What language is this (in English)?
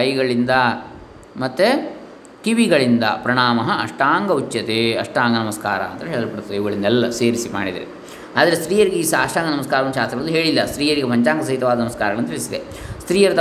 Kannada